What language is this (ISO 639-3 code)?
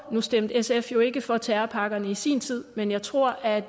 dan